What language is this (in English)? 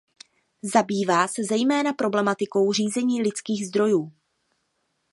Czech